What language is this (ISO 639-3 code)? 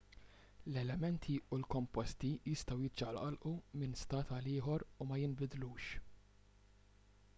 mlt